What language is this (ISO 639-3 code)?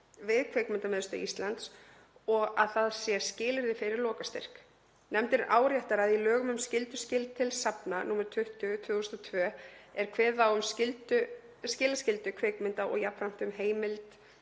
isl